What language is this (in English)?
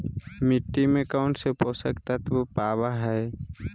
Magahi